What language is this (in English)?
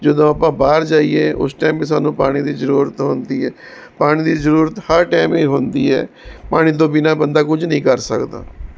Punjabi